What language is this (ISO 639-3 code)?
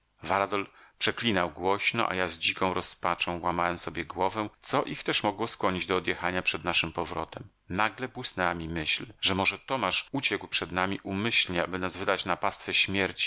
pol